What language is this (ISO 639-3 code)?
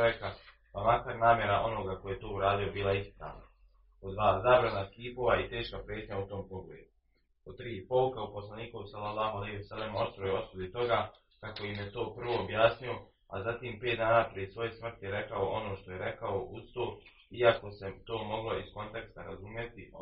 hrv